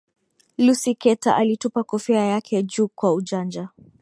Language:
Swahili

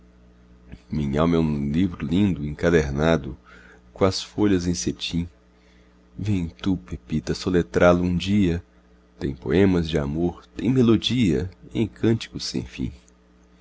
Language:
Portuguese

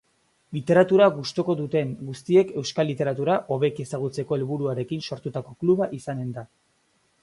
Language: Basque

